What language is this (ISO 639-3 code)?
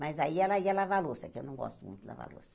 por